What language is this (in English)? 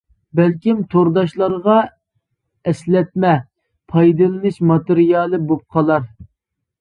Uyghur